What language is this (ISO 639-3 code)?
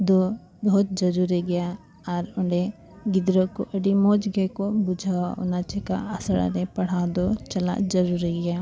sat